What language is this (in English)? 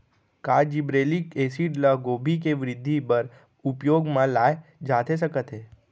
Chhattisgarhi